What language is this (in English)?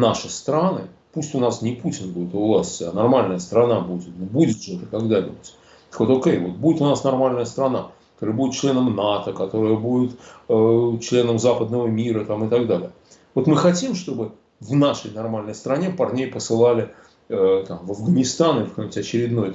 Russian